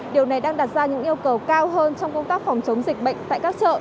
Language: Vietnamese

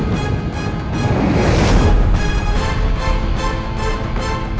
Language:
Indonesian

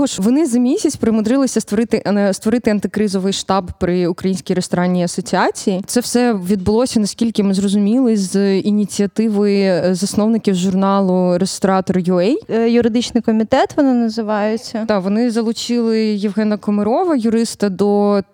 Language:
Ukrainian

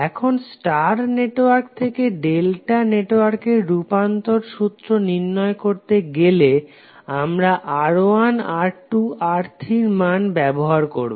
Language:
Bangla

